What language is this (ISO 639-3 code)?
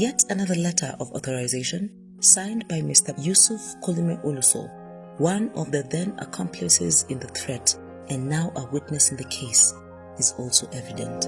eng